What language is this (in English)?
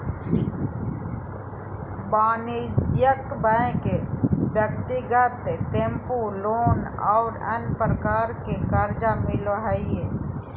Magahi